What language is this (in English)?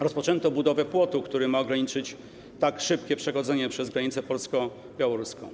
Polish